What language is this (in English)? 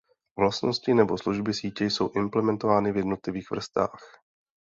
Czech